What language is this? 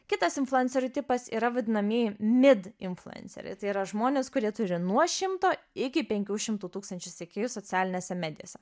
Lithuanian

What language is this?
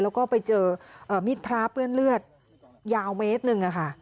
Thai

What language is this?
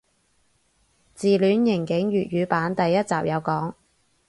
Cantonese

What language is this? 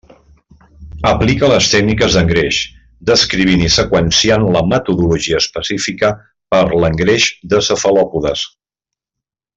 Catalan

